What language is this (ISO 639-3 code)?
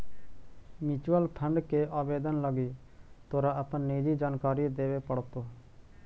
mag